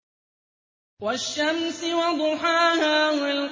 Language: Arabic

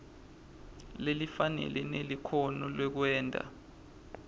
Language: Swati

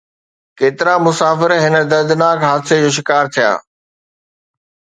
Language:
Sindhi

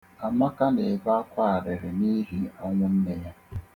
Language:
Igbo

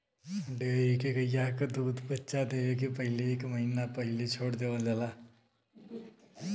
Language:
Bhojpuri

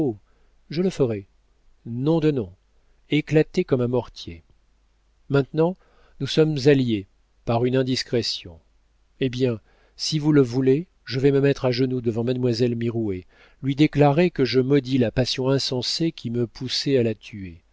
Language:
French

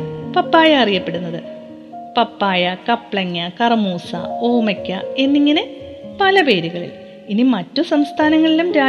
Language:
Malayalam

